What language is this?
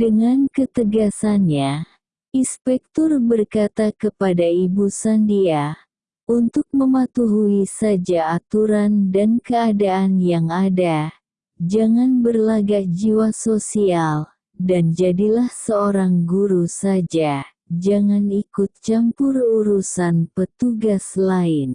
Indonesian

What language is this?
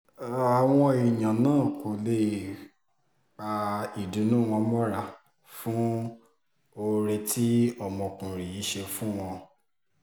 Yoruba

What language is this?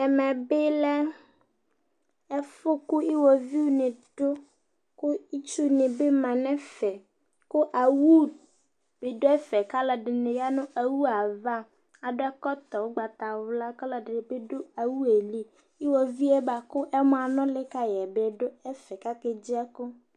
Ikposo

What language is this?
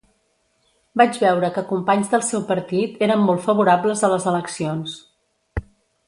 Catalan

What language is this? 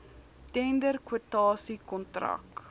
Afrikaans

